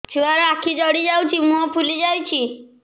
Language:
Odia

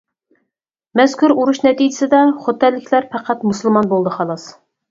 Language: Uyghur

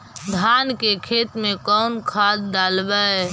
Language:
Magahi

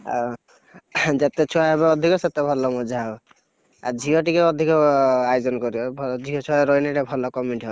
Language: Odia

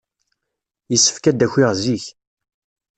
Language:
Kabyle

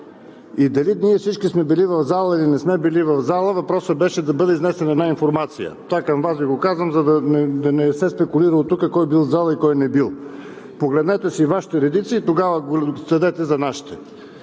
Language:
Bulgarian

